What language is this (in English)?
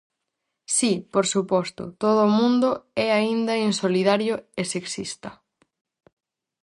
Galician